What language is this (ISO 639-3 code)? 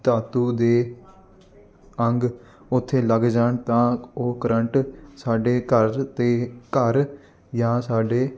pan